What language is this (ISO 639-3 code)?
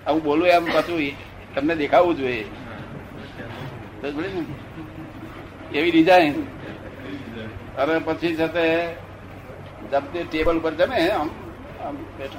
guj